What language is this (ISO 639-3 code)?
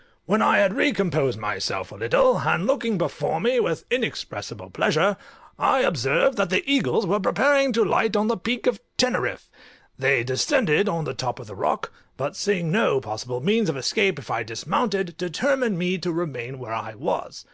eng